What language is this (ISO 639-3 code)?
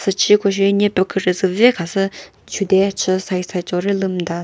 nri